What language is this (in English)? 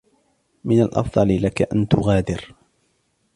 Arabic